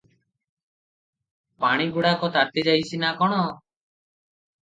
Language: Odia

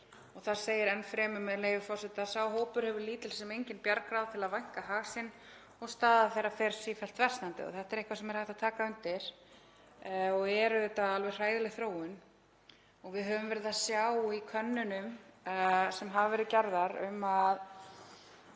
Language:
Icelandic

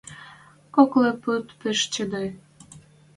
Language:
Western Mari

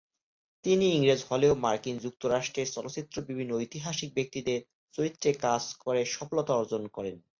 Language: Bangla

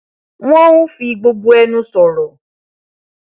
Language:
Yoruba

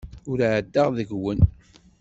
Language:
Kabyle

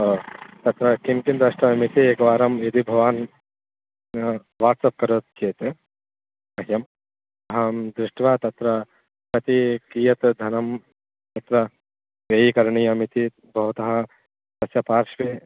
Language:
Sanskrit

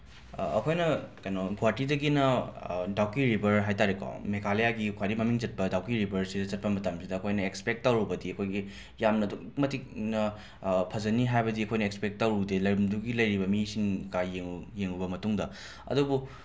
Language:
Manipuri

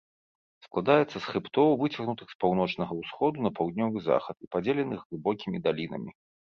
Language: Belarusian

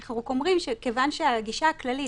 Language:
Hebrew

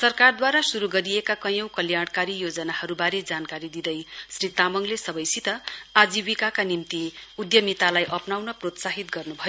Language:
Nepali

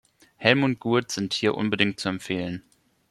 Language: German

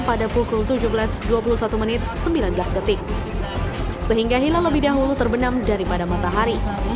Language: Indonesian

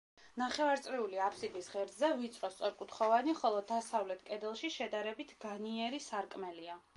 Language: Georgian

